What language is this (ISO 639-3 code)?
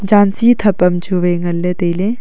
nnp